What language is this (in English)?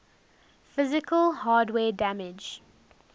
English